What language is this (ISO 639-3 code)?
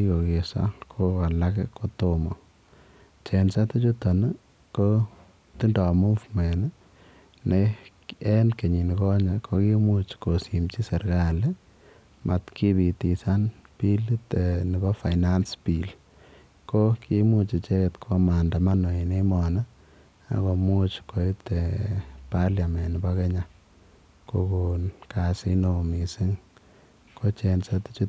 kln